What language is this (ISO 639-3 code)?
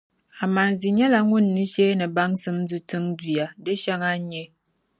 dag